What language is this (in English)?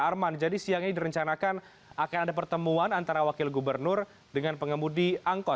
Indonesian